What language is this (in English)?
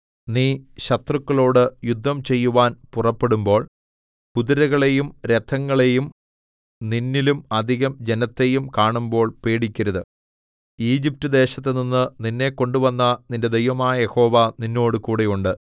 Malayalam